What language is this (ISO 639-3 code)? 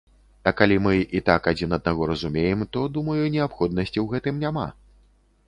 bel